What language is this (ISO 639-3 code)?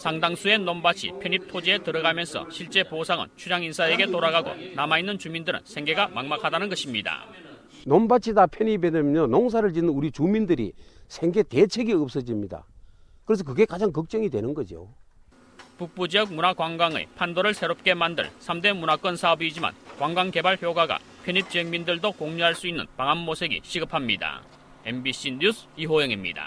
kor